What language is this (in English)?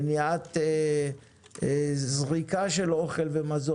Hebrew